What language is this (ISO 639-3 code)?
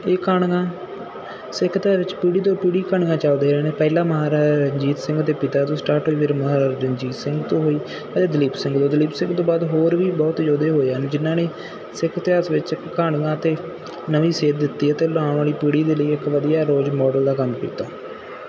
pan